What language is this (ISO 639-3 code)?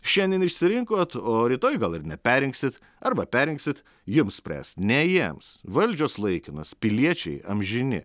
lit